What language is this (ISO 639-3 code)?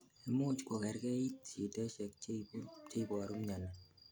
kln